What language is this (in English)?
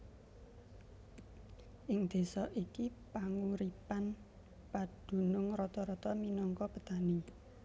Javanese